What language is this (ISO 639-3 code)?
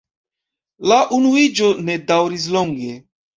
epo